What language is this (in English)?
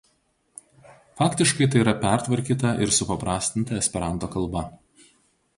Lithuanian